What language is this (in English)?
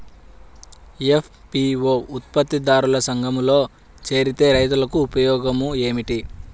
Telugu